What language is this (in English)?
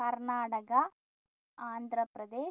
Malayalam